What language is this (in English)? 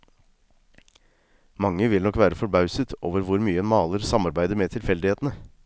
Norwegian